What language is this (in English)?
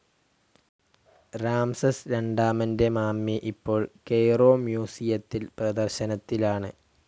Malayalam